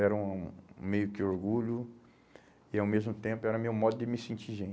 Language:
Portuguese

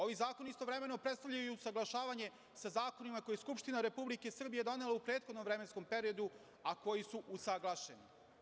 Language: Serbian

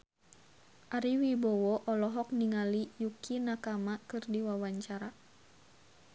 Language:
Sundanese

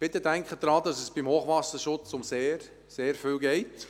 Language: Swiss German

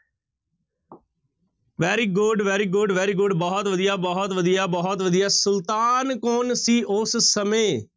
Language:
Punjabi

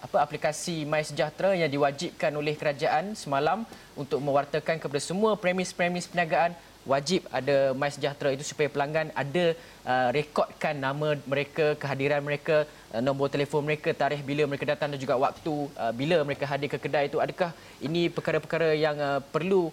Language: Malay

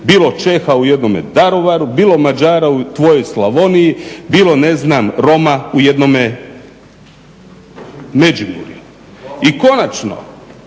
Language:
Croatian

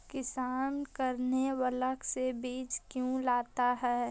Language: Magahi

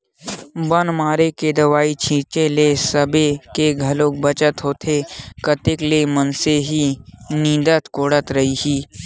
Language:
Chhattisgarhi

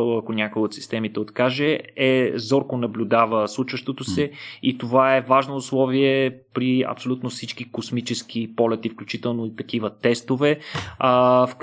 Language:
Bulgarian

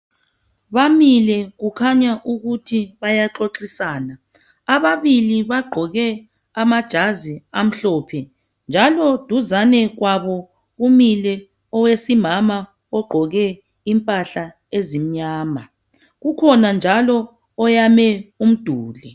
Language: North Ndebele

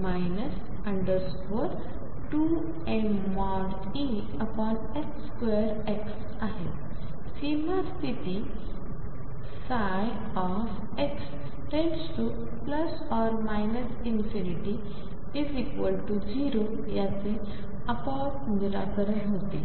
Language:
Marathi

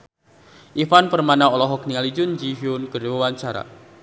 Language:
Sundanese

